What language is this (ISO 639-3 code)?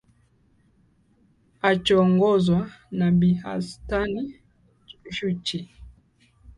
swa